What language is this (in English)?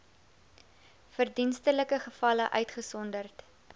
Afrikaans